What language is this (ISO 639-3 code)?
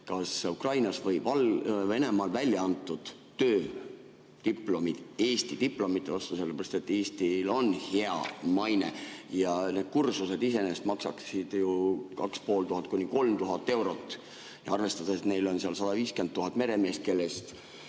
est